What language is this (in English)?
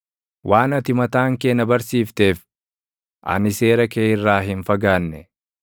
Oromo